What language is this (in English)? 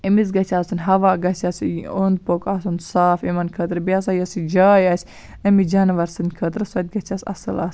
Kashmiri